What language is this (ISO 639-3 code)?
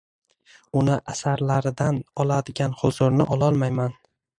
uzb